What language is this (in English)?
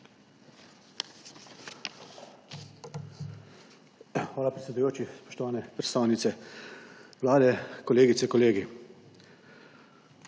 Slovenian